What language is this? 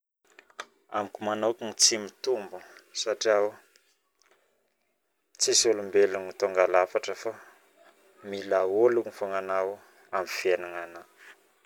Northern Betsimisaraka Malagasy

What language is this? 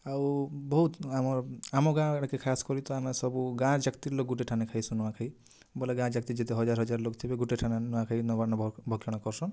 Odia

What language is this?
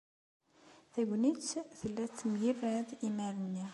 Kabyle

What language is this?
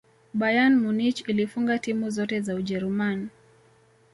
Swahili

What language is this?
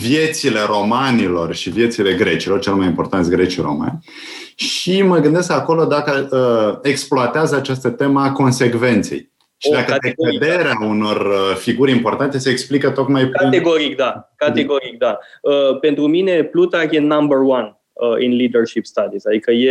Romanian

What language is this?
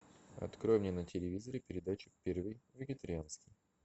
Russian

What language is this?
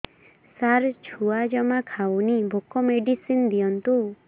Odia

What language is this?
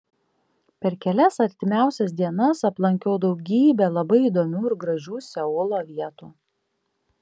Lithuanian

